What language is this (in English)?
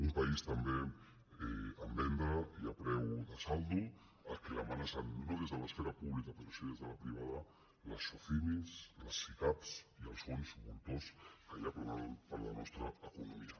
Catalan